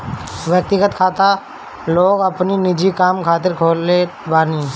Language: Bhojpuri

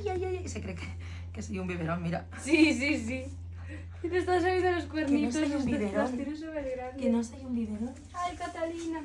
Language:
Spanish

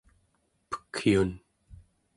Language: Central Yupik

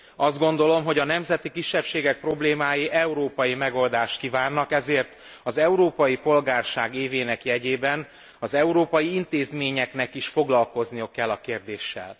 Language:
Hungarian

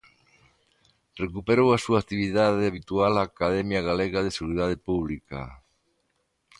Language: Galician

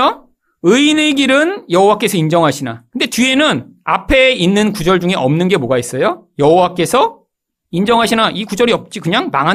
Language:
Korean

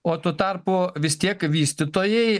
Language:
Lithuanian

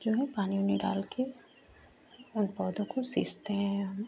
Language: Hindi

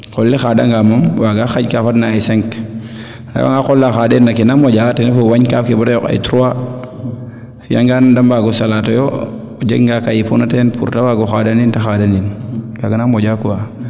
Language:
Serer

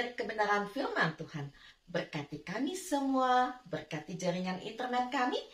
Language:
Indonesian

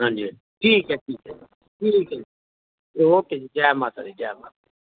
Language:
Dogri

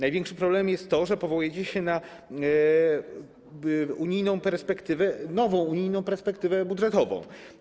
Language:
Polish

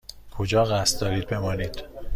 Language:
Persian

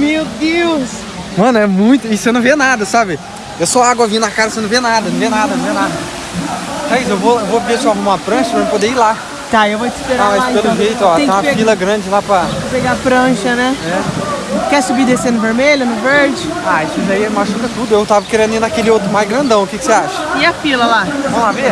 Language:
Portuguese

